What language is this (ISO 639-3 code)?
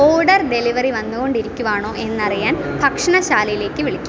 mal